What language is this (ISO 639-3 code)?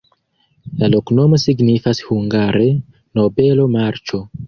epo